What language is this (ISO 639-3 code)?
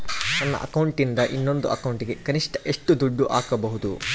kan